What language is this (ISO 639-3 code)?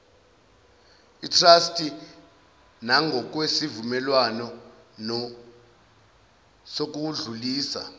zul